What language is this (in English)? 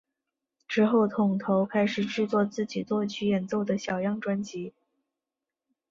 Chinese